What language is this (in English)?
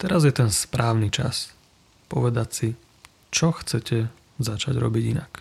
Slovak